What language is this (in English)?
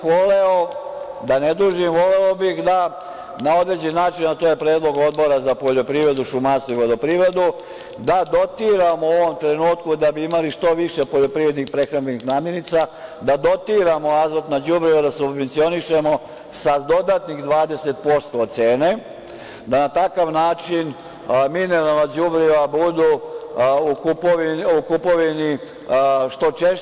Serbian